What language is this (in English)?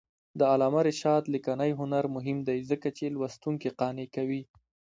Pashto